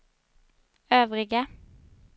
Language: Swedish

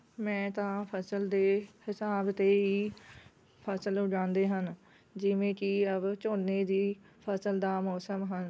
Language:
Punjabi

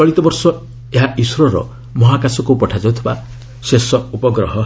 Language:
Odia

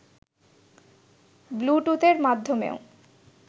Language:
Bangla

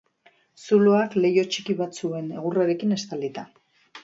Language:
Basque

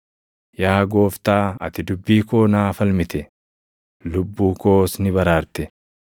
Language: Oromo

